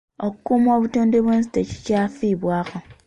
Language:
Ganda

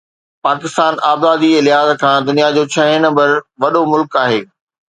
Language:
Sindhi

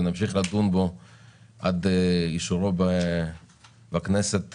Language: Hebrew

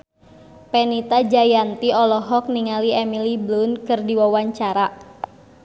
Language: Sundanese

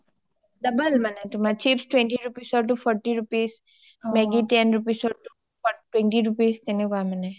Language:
Assamese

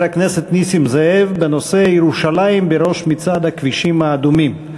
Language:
Hebrew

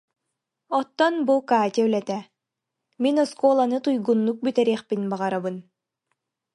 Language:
Yakut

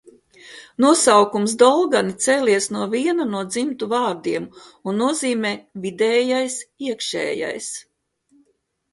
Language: Latvian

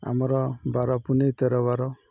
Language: Odia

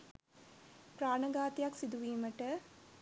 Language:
Sinhala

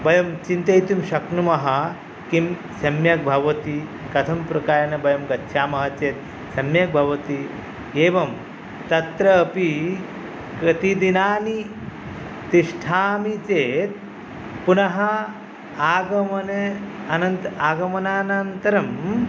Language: Sanskrit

